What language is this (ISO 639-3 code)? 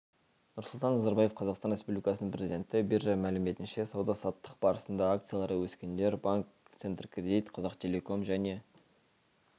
kaz